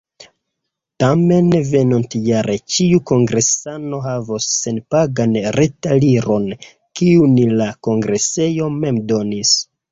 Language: Esperanto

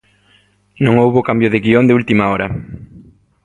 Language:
Galician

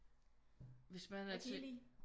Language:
Danish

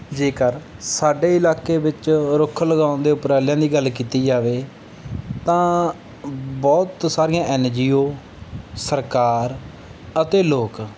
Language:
Punjabi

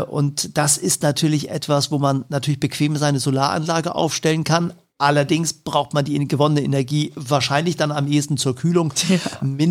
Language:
German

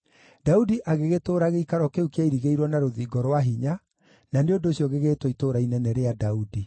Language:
Kikuyu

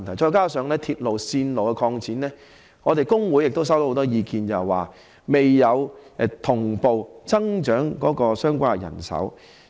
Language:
Cantonese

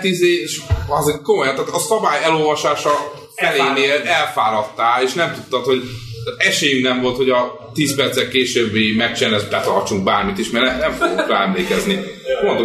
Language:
Hungarian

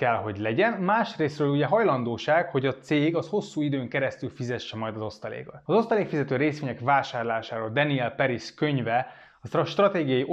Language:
Hungarian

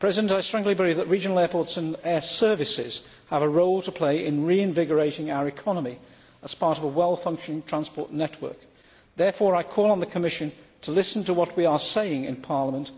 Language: English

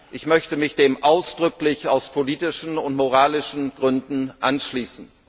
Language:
German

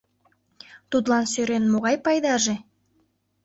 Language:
Mari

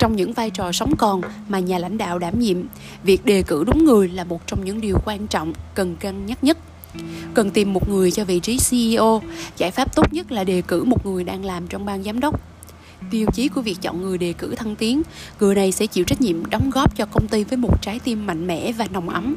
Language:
Vietnamese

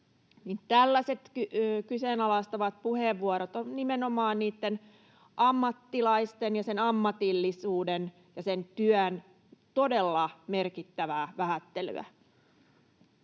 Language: Finnish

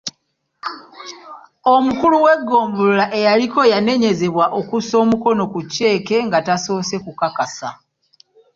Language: Ganda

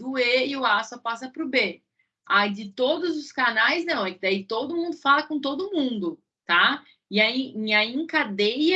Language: Portuguese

